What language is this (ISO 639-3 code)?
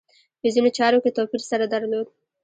pus